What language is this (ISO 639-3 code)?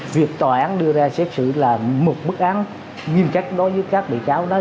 vie